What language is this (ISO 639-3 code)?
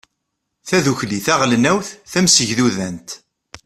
kab